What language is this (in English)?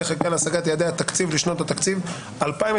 Hebrew